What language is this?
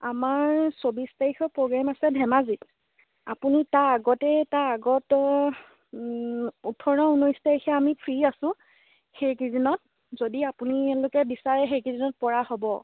Assamese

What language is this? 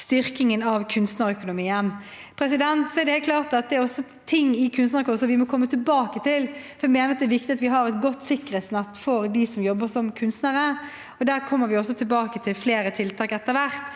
Norwegian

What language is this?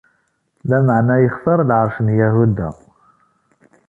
Kabyle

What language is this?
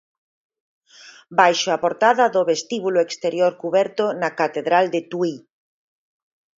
Galician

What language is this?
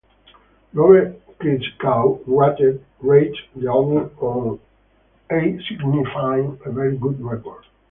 English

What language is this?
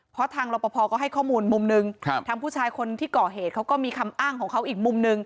Thai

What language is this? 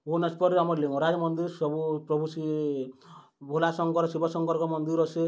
Odia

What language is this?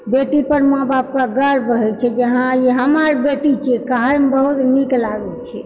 Maithili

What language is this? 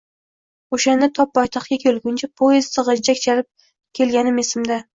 Uzbek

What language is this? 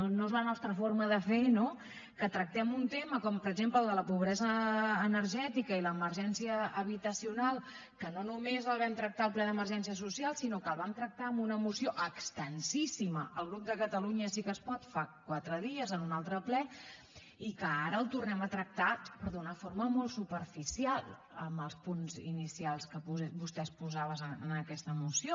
Catalan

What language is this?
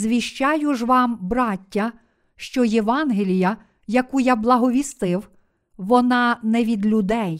Ukrainian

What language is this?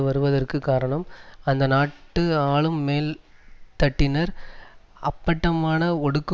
Tamil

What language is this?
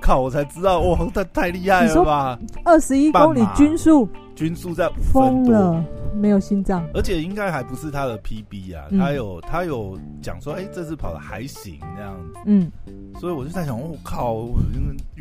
Chinese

